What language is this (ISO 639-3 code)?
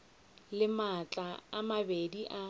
nso